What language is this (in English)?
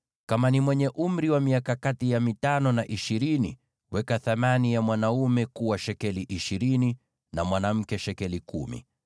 Swahili